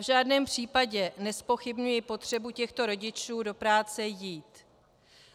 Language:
Czech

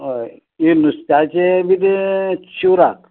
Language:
Konkani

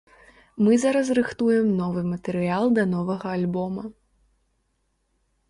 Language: Belarusian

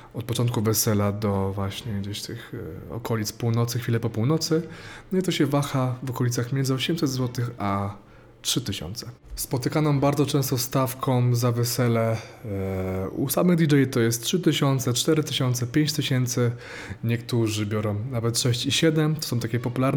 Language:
Polish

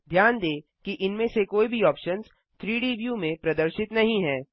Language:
Hindi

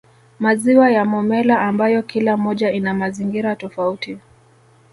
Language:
Swahili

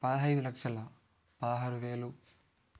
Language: Telugu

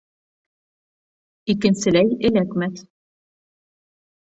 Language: Bashkir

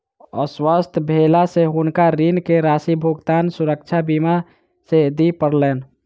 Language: Maithili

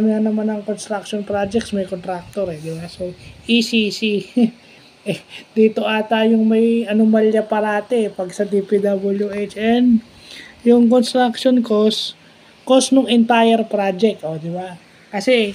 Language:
Filipino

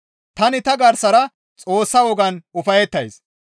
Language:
Gamo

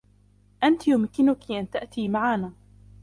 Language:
Arabic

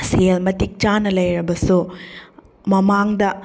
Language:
Manipuri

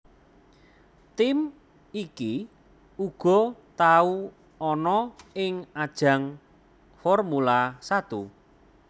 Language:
Javanese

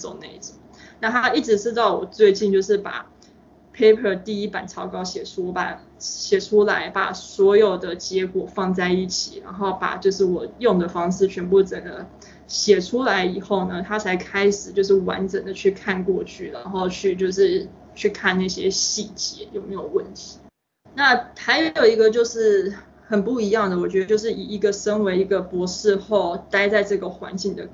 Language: Chinese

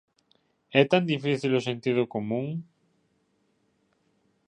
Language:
Galician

